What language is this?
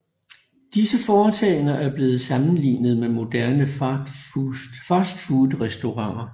Danish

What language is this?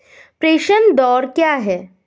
Hindi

